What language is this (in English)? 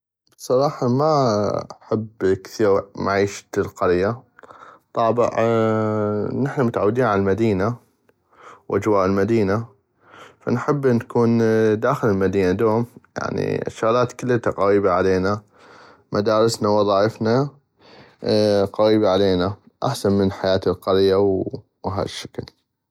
North Mesopotamian Arabic